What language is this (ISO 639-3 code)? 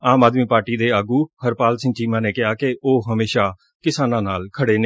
pan